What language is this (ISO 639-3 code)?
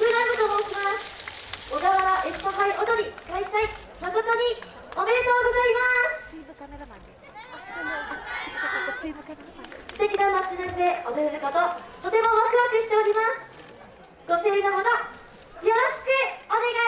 jpn